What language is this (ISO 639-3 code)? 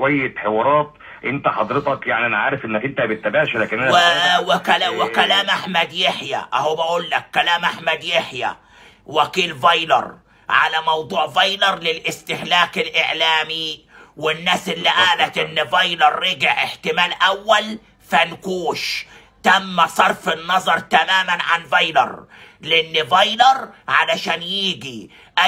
ara